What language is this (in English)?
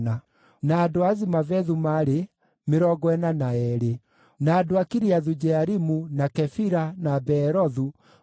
Kikuyu